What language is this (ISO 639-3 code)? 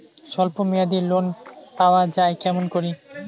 ben